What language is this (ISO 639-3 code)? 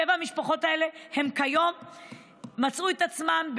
heb